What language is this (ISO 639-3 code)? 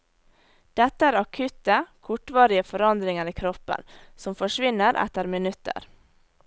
nor